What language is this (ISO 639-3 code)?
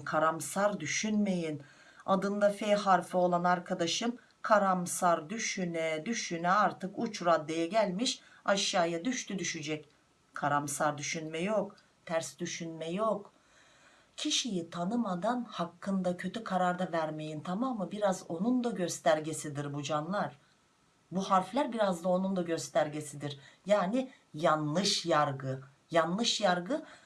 tur